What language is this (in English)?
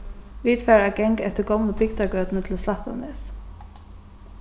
Faroese